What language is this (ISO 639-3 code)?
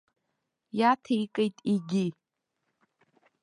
abk